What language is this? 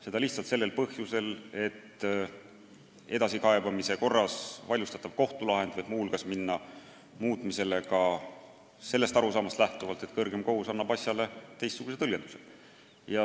Estonian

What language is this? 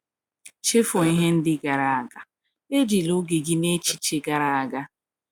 Igbo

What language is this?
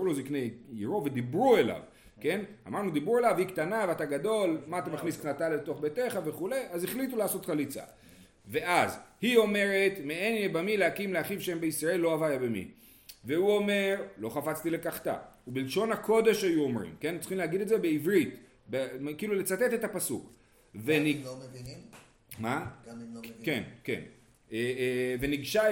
Hebrew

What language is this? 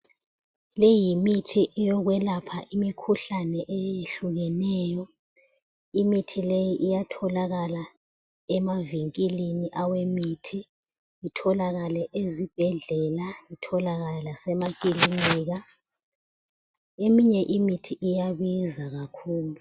North Ndebele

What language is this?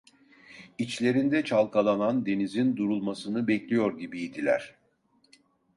Turkish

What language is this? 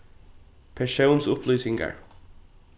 Faroese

